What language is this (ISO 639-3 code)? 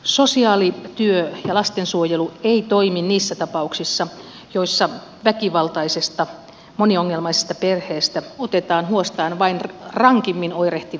fin